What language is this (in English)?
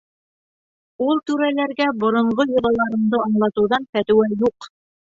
Bashkir